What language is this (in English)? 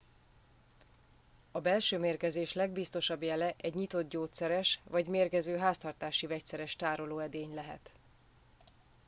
Hungarian